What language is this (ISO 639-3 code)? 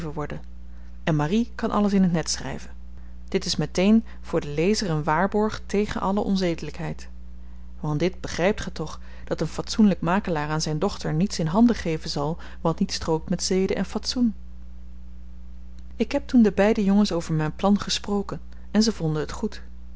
nld